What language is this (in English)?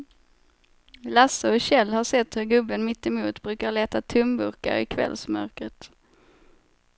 Swedish